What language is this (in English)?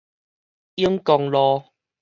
Min Nan Chinese